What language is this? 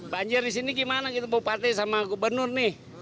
Indonesian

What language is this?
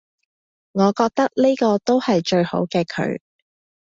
Cantonese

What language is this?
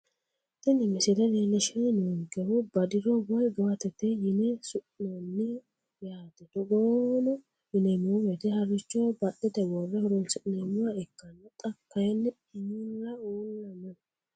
Sidamo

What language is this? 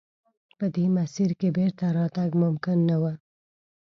Pashto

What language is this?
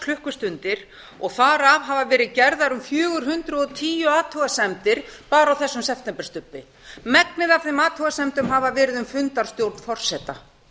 Icelandic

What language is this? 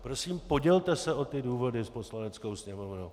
Czech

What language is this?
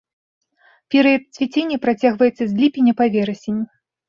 Belarusian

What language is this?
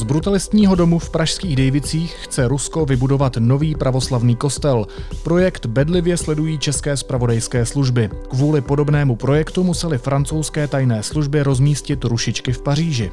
Czech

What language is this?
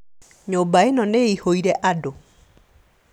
Kikuyu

